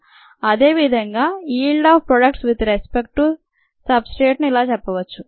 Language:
Telugu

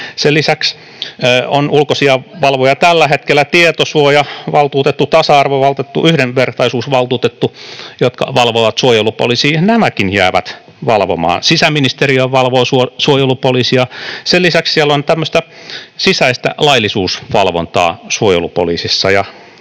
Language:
Finnish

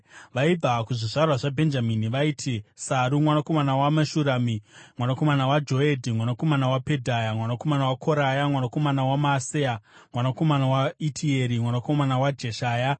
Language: Shona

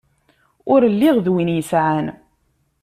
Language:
Kabyle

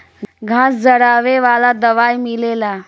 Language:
Bhojpuri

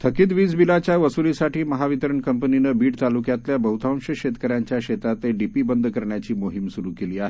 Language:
Marathi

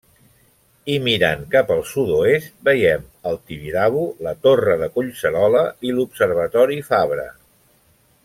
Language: Catalan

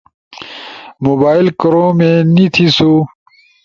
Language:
Ushojo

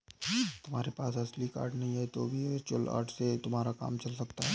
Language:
Hindi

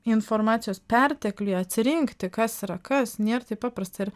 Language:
Lithuanian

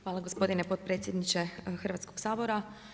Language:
Croatian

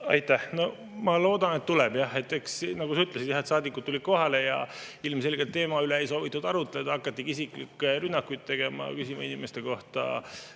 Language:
Estonian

